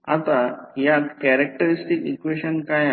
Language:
Marathi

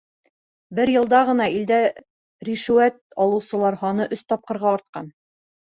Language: Bashkir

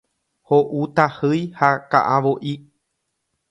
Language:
Guarani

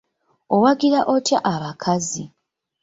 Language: Ganda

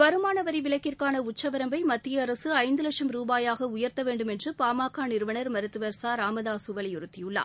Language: Tamil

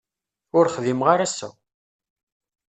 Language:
Kabyle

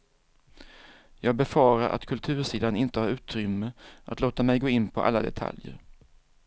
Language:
Swedish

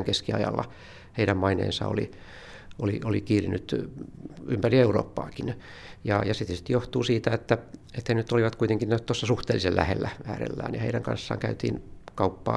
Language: Finnish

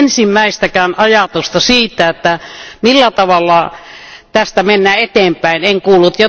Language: Finnish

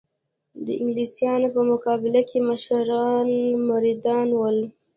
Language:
Pashto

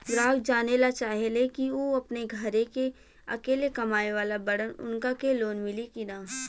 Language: Bhojpuri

